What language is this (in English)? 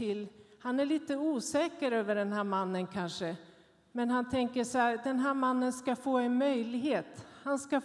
Swedish